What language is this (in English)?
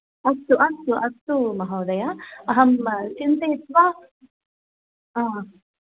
Sanskrit